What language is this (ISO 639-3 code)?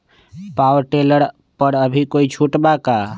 mag